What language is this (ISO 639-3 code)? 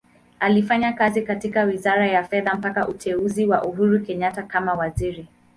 swa